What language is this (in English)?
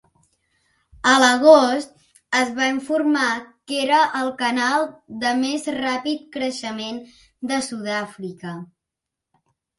Catalan